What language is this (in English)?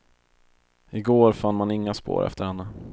Swedish